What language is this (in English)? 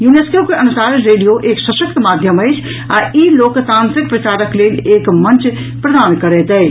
Maithili